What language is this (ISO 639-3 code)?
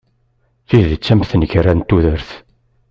kab